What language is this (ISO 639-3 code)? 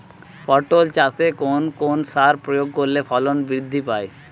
ben